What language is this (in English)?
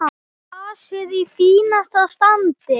Icelandic